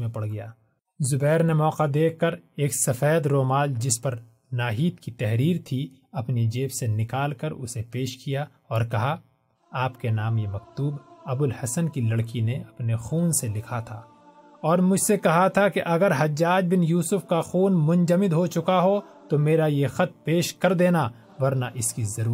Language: Urdu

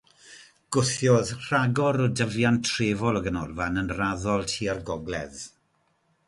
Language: Welsh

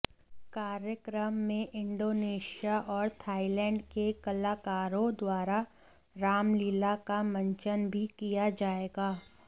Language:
Hindi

